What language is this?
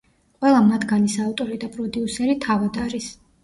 Georgian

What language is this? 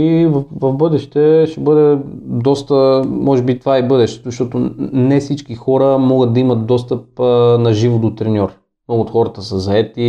Bulgarian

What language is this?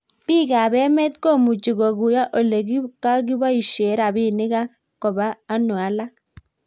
Kalenjin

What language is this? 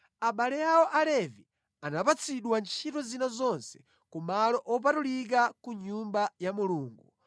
Nyanja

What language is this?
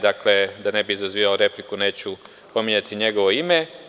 Serbian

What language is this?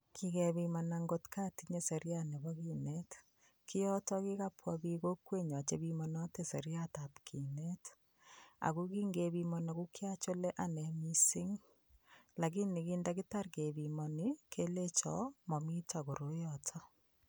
Kalenjin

